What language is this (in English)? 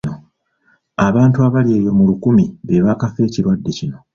Ganda